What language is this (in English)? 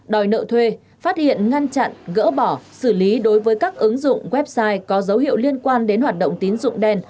Vietnamese